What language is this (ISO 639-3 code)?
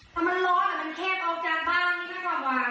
tha